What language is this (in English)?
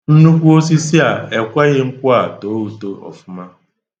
Igbo